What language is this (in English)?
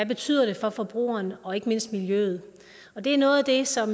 Danish